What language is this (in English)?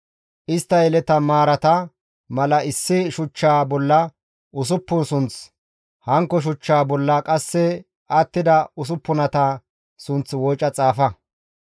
Gamo